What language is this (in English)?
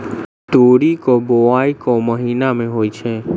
Maithili